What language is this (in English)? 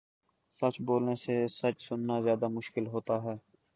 Urdu